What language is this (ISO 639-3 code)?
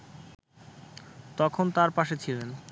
ben